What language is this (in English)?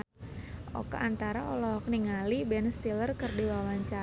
Sundanese